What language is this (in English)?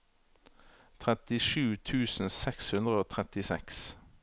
Norwegian